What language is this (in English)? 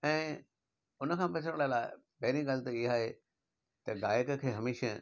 Sindhi